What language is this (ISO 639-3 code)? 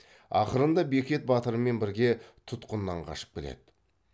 kaz